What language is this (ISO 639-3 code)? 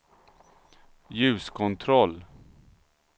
swe